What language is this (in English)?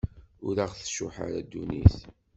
Kabyle